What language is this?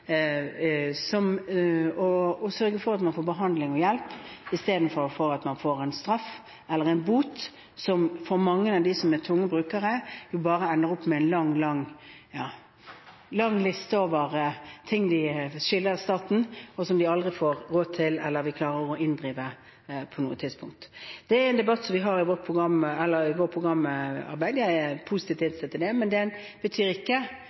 Norwegian Bokmål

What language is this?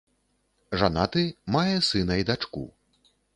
Belarusian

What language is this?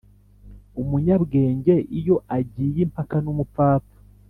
Kinyarwanda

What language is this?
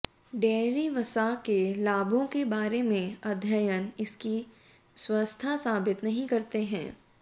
Hindi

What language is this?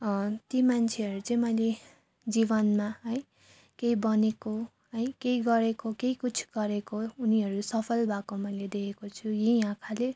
Nepali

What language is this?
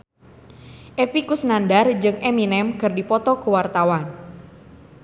Sundanese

